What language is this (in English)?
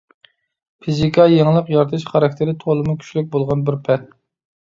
Uyghur